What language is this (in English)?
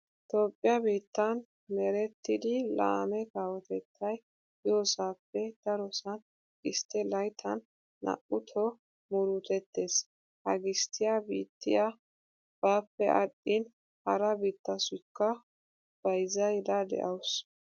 Wolaytta